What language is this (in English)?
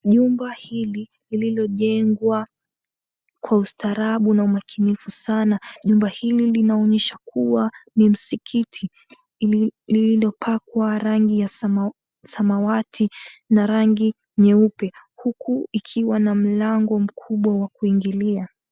Swahili